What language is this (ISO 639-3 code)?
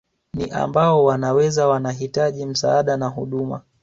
swa